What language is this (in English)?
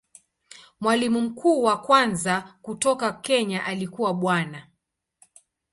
Swahili